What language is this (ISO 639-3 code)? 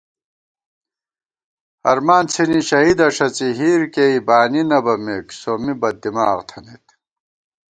gwt